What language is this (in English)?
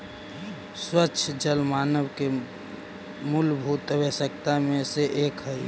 Magahi